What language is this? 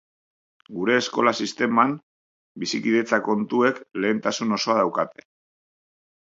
Basque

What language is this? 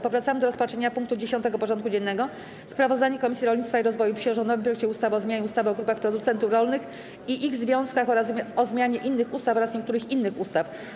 Polish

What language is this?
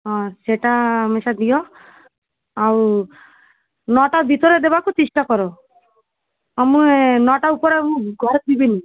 Odia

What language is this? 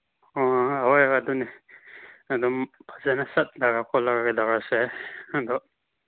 Manipuri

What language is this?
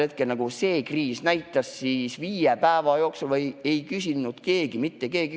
Estonian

